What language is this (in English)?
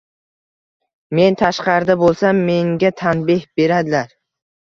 Uzbek